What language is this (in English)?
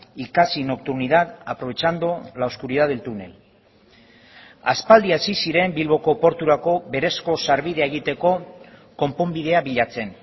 Basque